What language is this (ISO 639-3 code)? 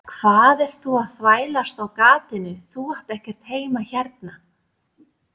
isl